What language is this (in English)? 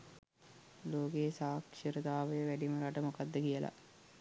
Sinhala